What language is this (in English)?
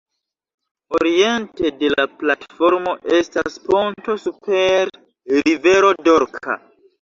Esperanto